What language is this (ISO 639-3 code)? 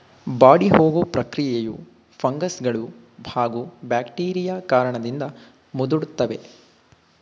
kan